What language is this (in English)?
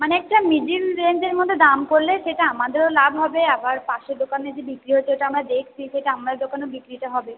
Bangla